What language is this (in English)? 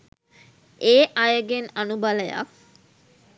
Sinhala